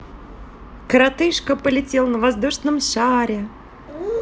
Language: Russian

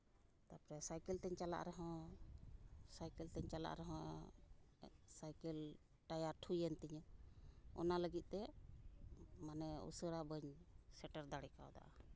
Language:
Santali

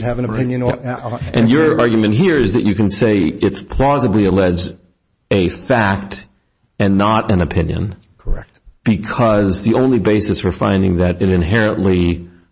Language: English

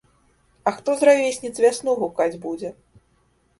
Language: Belarusian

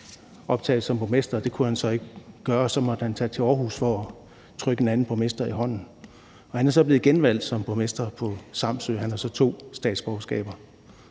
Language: Danish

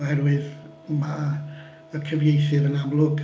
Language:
Welsh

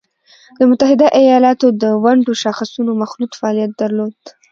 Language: Pashto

